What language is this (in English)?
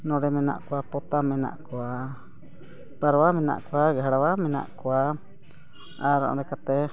Santali